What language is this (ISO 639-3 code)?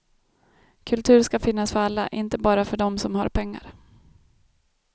swe